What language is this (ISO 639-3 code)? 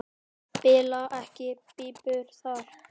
isl